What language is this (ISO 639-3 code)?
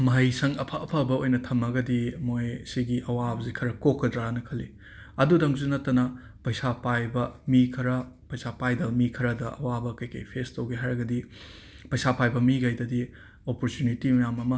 mni